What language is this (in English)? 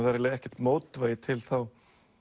Icelandic